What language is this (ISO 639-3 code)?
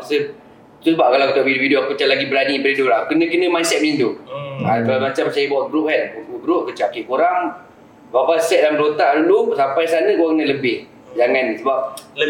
msa